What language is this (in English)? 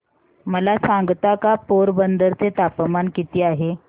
Marathi